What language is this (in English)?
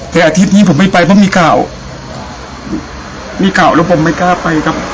Thai